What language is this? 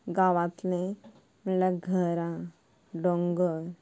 Konkani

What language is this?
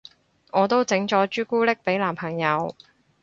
Cantonese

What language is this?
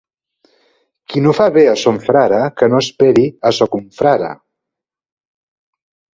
Catalan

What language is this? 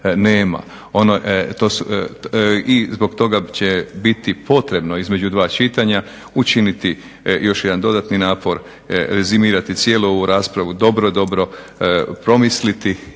Croatian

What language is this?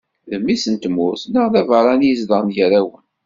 Kabyle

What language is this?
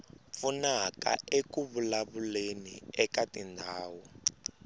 Tsonga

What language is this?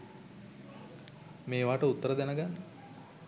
Sinhala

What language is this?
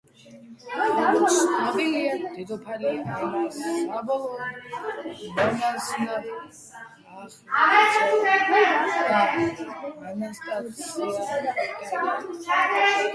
Georgian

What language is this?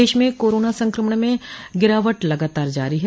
Hindi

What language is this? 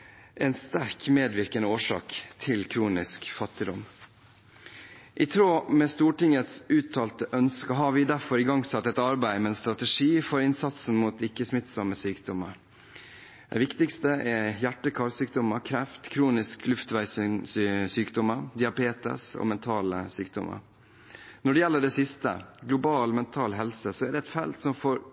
Norwegian Bokmål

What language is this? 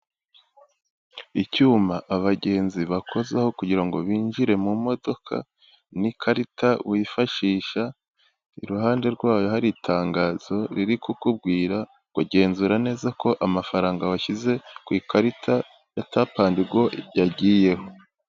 Kinyarwanda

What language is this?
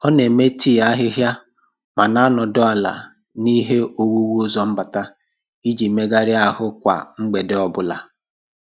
Igbo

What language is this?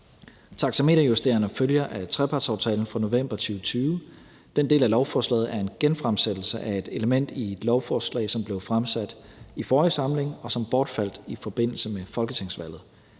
Danish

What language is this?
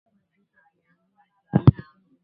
Swahili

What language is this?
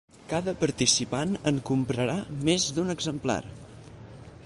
Catalan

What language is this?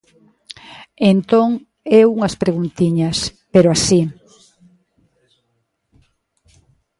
Galician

